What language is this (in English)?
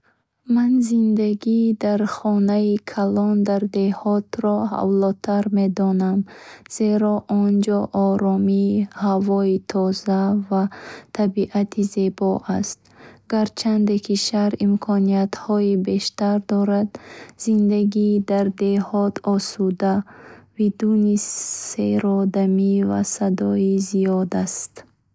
Bukharic